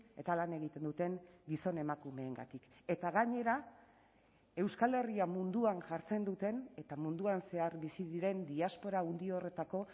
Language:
Basque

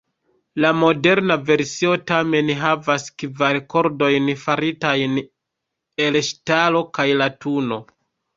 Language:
Esperanto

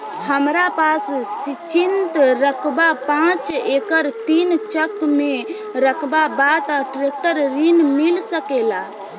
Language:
Bhojpuri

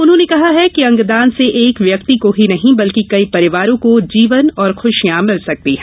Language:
Hindi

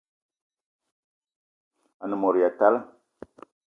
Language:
Eton (Cameroon)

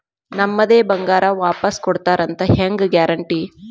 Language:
Kannada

